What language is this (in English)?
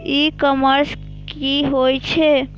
Maithili